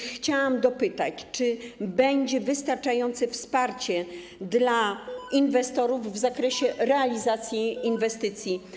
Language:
Polish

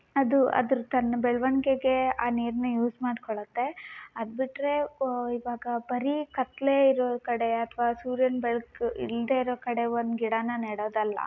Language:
Kannada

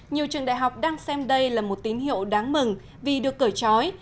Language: Vietnamese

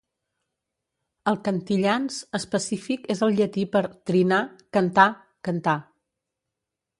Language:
Catalan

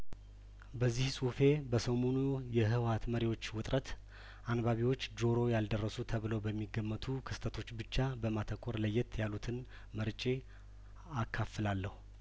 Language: Amharic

